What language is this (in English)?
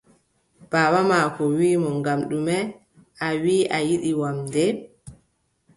Adamawa Fulfulde